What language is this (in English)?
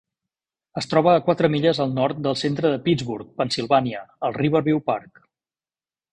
Catalan